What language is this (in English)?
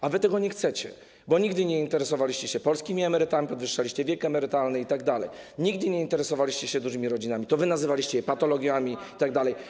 Polish